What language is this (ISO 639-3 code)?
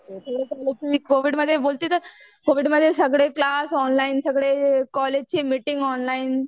mar